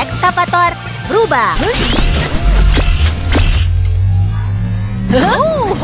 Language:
Indonesian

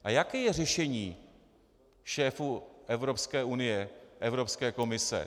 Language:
Czech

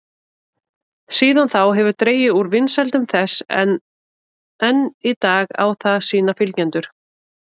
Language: Icelandic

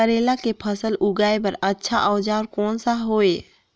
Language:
Chhattisgarhi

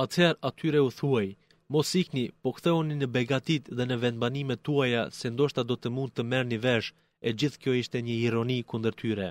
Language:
Greek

